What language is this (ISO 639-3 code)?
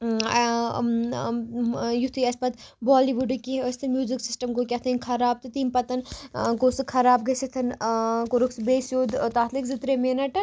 kas